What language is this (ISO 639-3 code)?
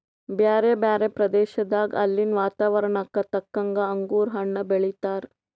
kan